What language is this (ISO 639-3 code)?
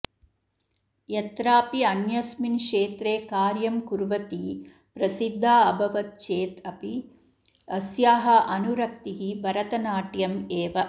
san